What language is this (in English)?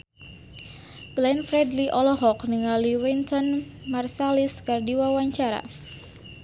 Sundanese